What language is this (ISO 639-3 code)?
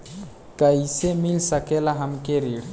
bho